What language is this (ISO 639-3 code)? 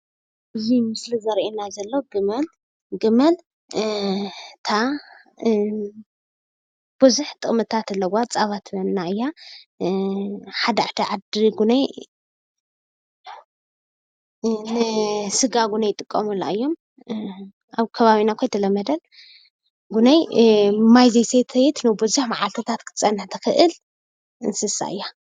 tir